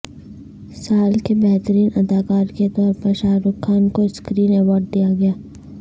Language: Urdu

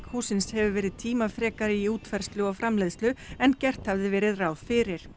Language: Icelandic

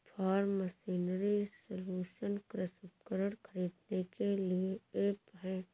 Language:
Hindi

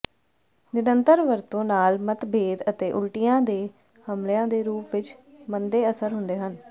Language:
Punjabi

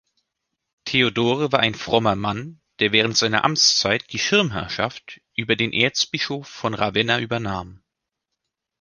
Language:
German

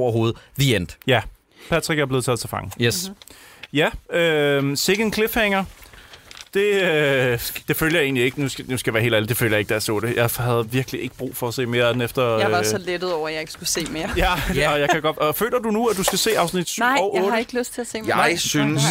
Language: Danish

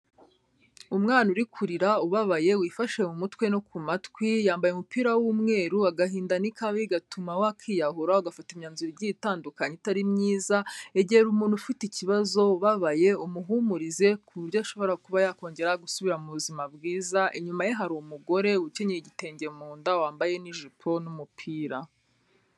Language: Kinyarwanda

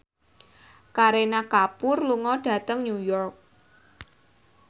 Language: Javanese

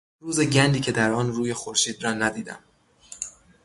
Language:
Persian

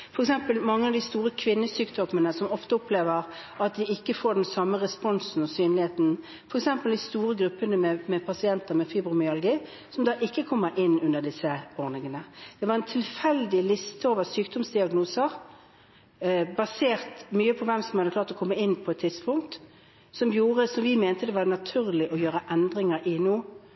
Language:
Norwegian Bokmål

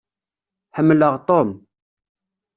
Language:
Kabyle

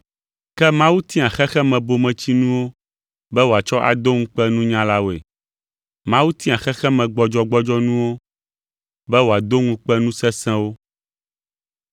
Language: Ewe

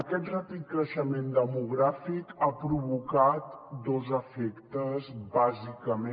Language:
Catalan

